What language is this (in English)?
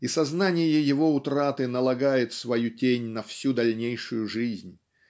Russian